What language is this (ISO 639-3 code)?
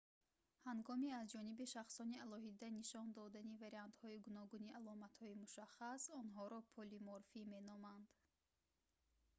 tgk